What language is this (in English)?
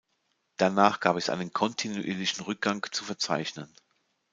German